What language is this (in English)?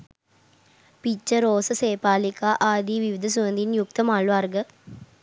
Sinhala